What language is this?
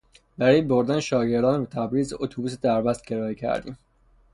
Persian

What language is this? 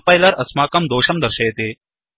Sanskrit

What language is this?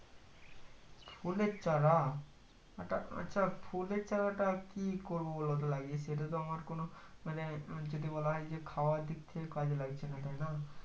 Bangla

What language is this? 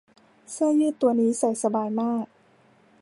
Thai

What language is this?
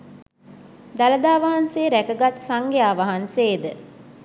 Sinhala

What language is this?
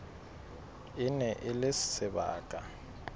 Southern Sotho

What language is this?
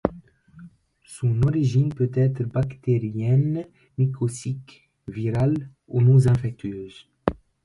French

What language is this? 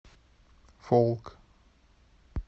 Russian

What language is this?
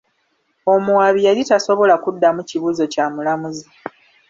Ganda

